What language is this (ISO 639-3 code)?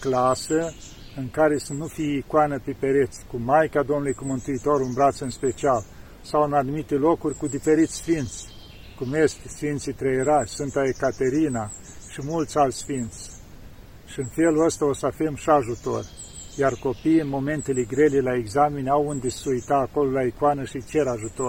ron